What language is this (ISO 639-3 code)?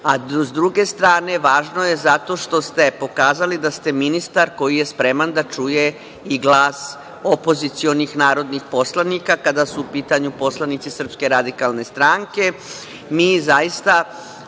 srp